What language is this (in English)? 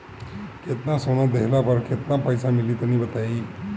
Bhojpuri